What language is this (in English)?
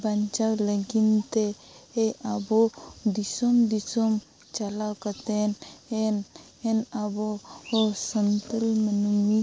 Santali